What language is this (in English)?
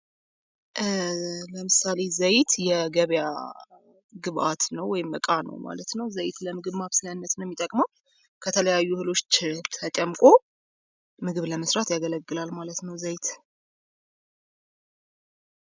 Amharic